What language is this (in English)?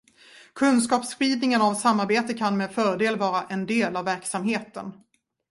Swedish